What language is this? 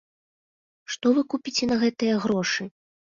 Belarusian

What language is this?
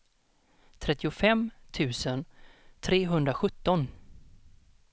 Swedish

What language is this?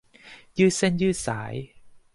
Thai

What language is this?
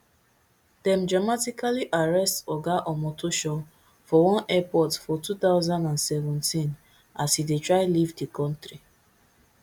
Nigerian Pidgin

